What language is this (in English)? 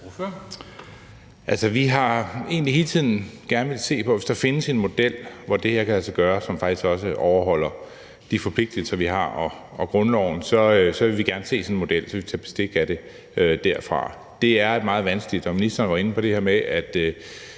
Danish